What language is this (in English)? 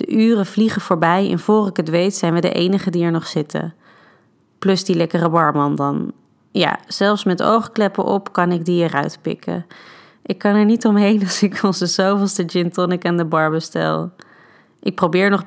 Dutch